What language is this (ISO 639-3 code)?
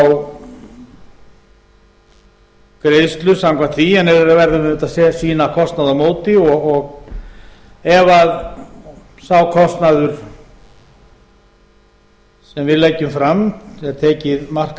isl